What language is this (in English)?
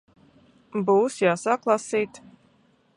Latvian